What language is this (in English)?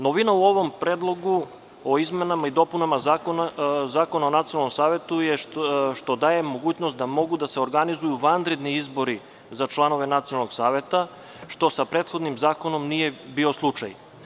Serbian